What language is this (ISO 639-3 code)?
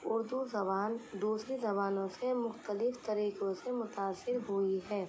urd